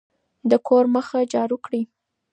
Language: Pashto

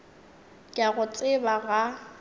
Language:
Northern Sotho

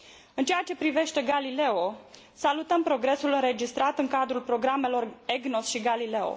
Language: Romanian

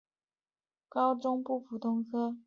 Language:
Chinese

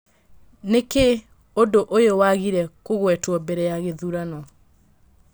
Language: Kikuyu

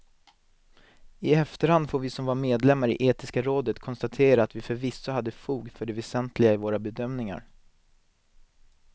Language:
Swedish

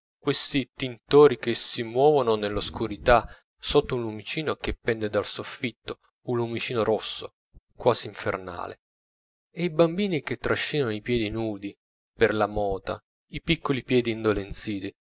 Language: Italian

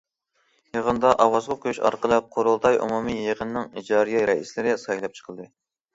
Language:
Uyghur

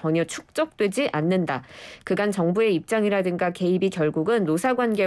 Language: Korean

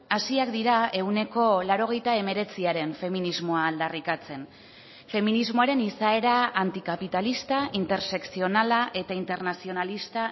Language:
Basque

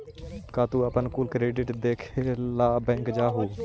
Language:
Magahi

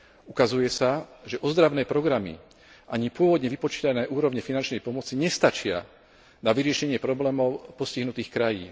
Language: Slovak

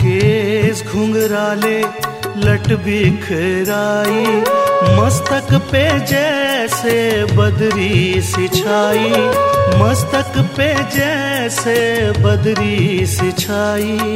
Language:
Hindi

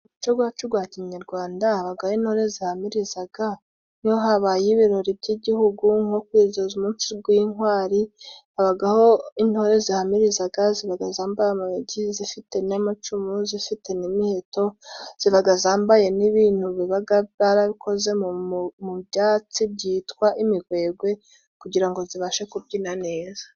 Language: Kinyarwanda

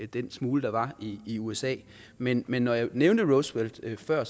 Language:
Danish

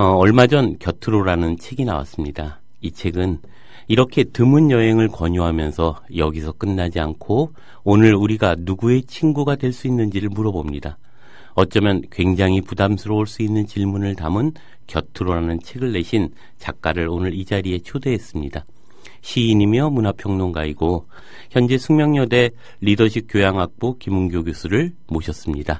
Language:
Korean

